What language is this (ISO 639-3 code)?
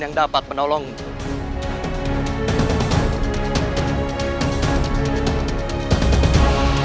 ind